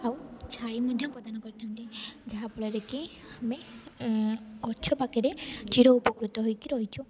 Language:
Odia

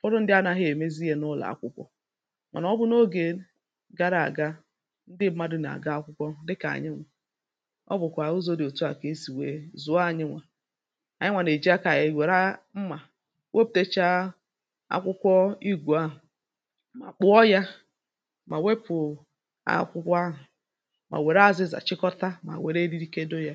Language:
Igbo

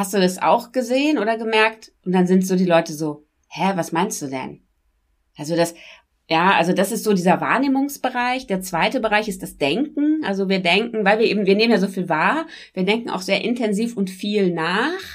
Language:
German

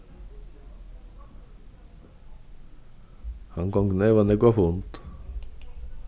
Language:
Faroese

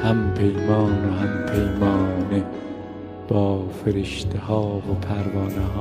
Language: Persian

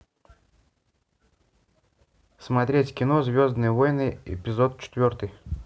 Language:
Russian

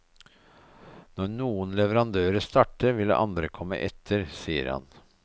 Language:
Norwegian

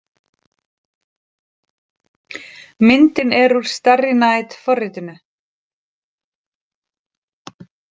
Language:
Icelandic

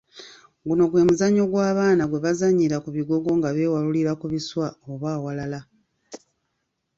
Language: Ganda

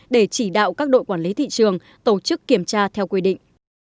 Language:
Vietnamese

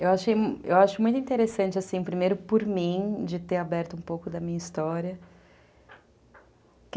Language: Portuguese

